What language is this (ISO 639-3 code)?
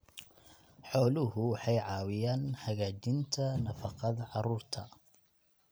som